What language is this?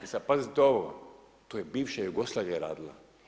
Croatian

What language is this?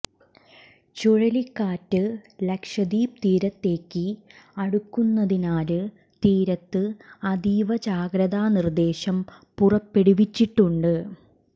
Malayalam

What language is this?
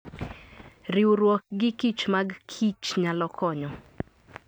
Luo (Kenya and Tanzania)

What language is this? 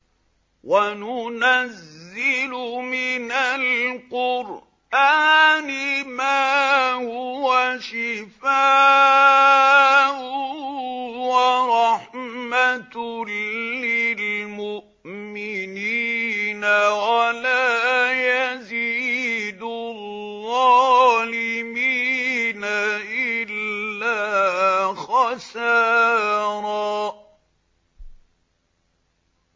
Arabic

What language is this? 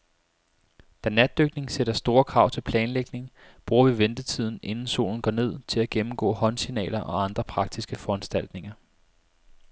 Danish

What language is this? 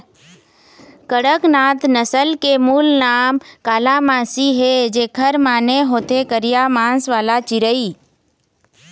Chhattisgarhi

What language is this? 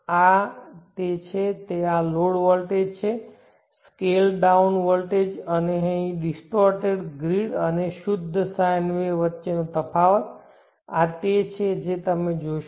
Gujarati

